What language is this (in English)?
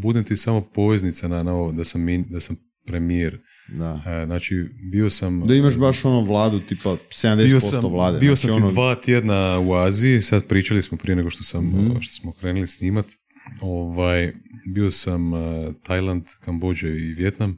Croatian